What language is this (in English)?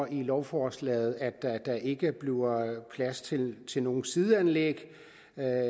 Danish